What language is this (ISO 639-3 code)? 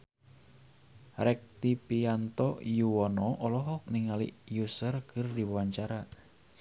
sun